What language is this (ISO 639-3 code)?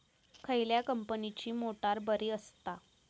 mar